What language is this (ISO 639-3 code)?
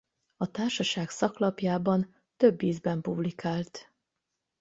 hun